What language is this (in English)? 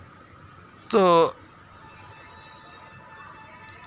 Santali